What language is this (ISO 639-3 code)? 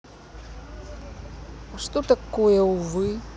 rus